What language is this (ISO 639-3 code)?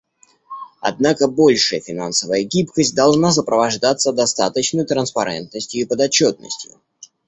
rus